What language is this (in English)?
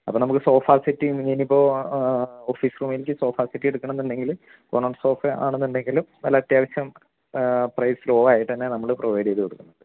Malayalam